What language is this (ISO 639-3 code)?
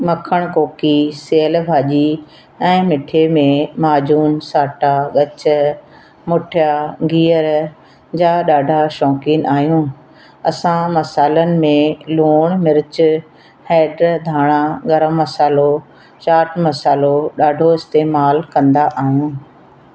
snd